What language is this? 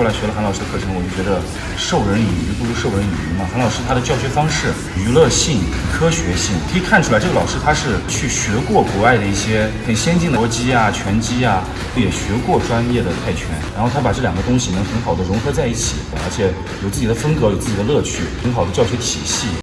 Chinese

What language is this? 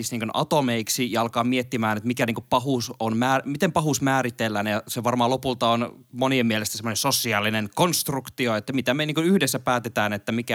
Finnish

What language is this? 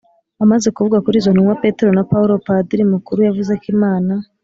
Kinyarwanda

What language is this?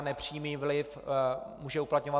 Czech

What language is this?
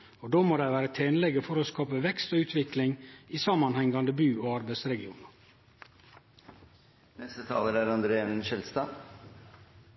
Norwegian Nynorsk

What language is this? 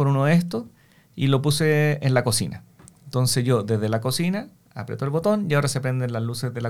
Spanish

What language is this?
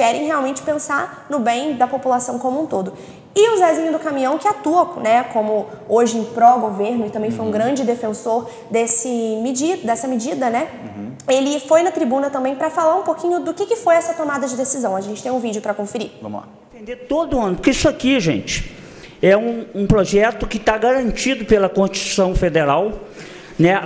Portuguese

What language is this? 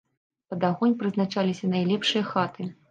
Belarusian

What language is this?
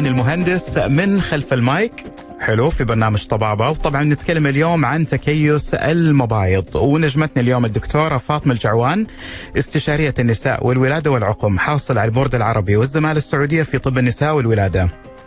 Arabic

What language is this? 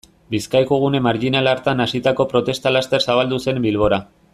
Basque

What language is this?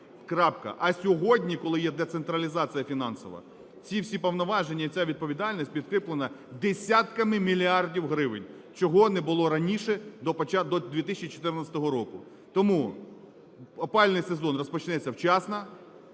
Ukrainian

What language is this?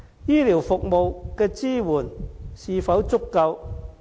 Cantonese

